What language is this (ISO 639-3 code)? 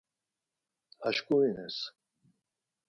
lzz